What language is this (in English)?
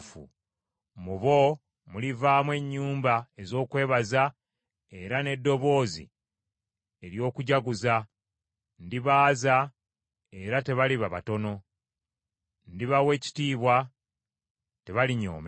Ganda